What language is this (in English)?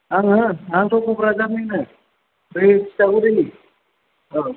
Bodo